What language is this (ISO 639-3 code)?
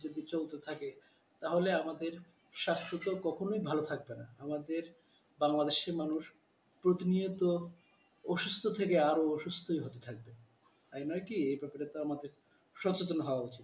ben